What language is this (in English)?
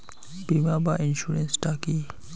Bangla